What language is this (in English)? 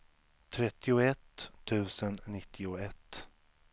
Swedish